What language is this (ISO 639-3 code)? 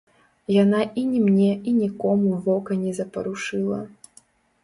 bel